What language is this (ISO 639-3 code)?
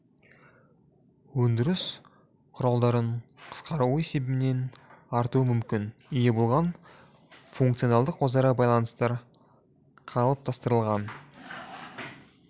kaz